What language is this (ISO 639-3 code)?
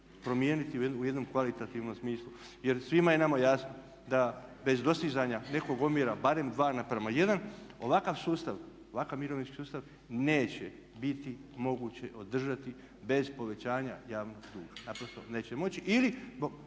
hrv